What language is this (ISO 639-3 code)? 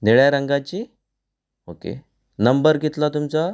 kok